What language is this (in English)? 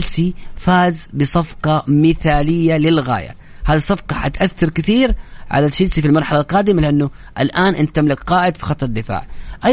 Arabic